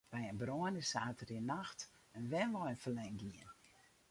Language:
Western Frisian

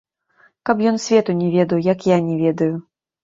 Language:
Belarusian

